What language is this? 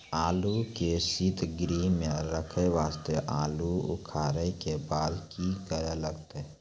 Maithili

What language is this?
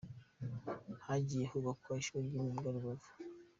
Kinyarwanda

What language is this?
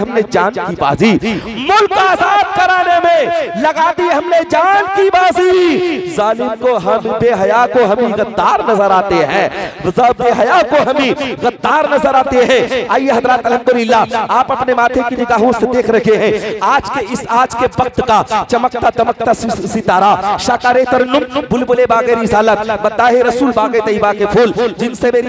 Romanian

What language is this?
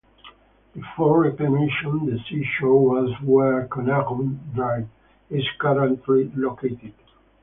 English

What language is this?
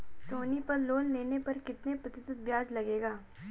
Hindi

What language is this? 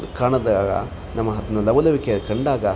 Kannada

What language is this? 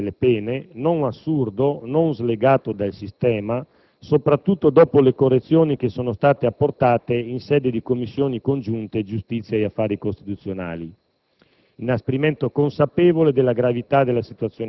Italian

